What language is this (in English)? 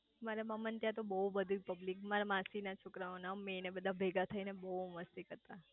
Gujarati